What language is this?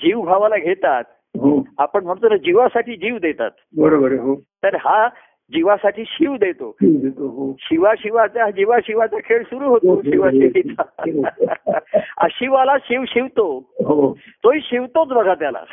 Marathi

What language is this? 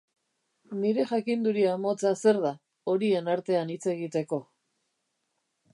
Basque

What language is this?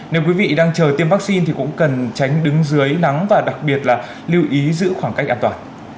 Vietnamese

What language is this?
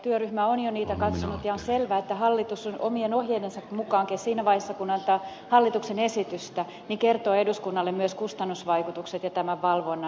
Finnish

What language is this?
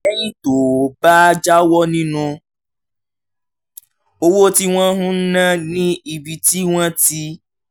Yoruba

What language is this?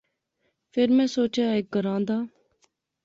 Pahari-Potwari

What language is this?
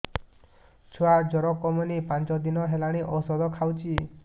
Odia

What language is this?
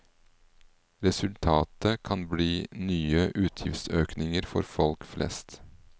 Norwegian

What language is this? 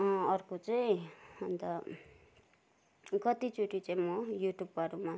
Nepali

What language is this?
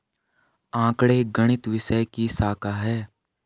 Hindi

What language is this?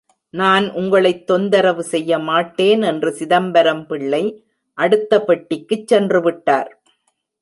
Tamil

